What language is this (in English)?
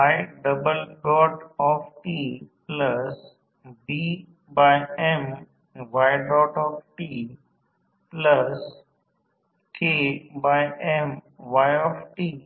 Marathi